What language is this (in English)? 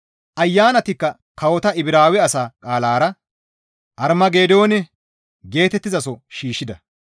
Gamo